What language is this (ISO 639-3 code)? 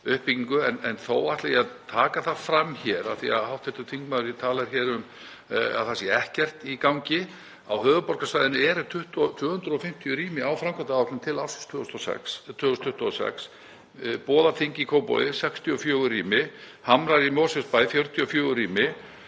isl